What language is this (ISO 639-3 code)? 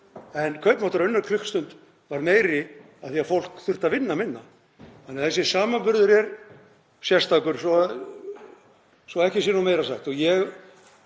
isl